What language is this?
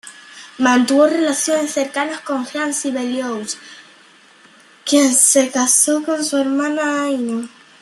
Spanish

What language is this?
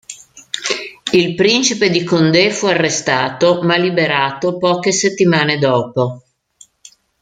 Italian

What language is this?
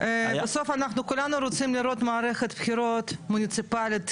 Hebrew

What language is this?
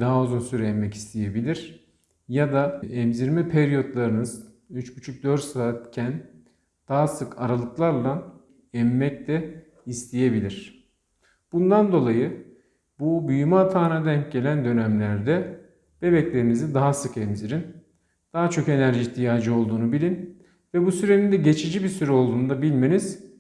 Turkish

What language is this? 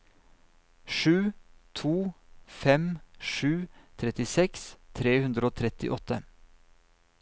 Norwegian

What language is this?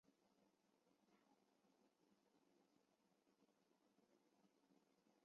Chinese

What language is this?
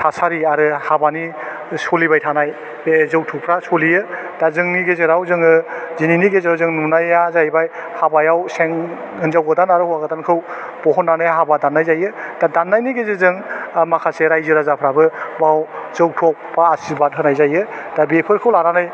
Bodo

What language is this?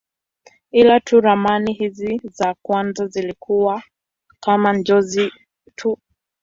Swahili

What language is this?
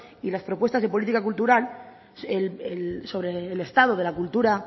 Spanish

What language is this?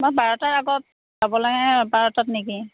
Assamese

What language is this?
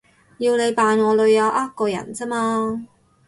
Cantonese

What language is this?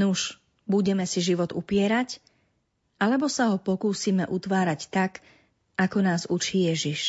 Slovak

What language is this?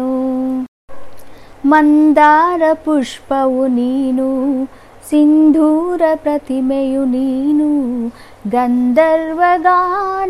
Hindi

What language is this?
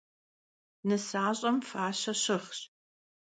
Kabardian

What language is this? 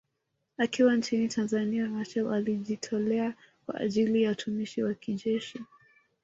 Swahili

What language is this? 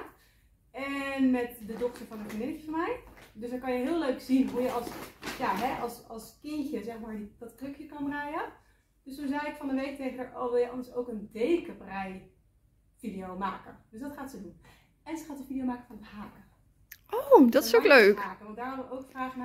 Dutch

